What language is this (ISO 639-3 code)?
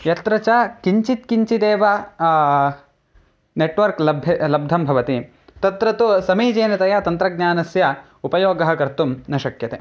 san